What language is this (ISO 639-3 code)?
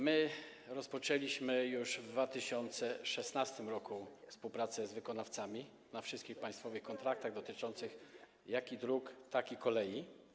pol